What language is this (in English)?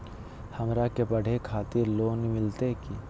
Magahi